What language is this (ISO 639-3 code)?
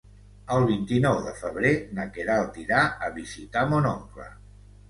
cat